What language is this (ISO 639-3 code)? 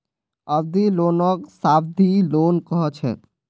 mag